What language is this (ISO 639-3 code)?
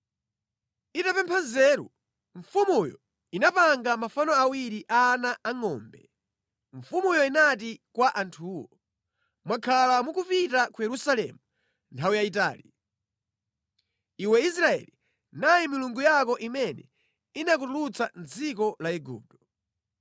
nya